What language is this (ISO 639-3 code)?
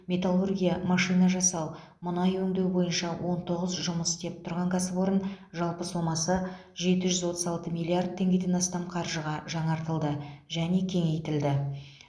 kaz